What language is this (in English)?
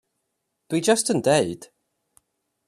Welsh